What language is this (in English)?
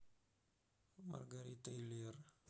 Russian